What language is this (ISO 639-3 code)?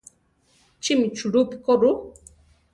tar